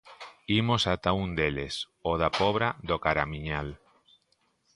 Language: Galician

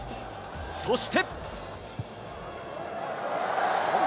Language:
Japanese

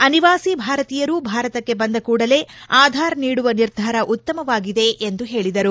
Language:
Kannada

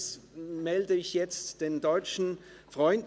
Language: Swiss German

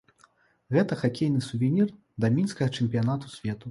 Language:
Belarusian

